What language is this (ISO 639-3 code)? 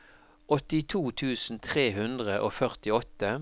nor